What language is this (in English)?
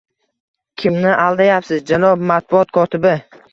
Uzbek